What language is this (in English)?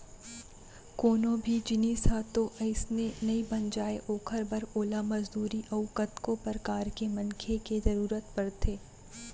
Chhattisgarhi